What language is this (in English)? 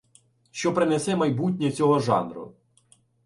Ukrainian